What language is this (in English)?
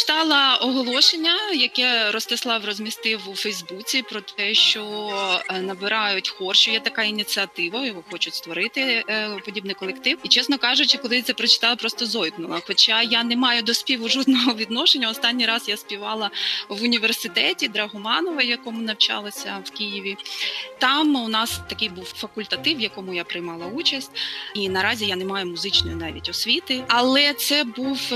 Ukrainian